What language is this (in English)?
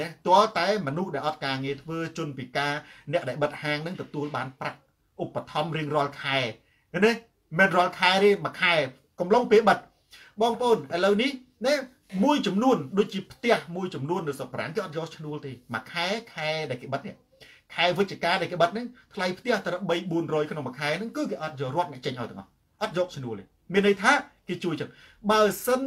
Thai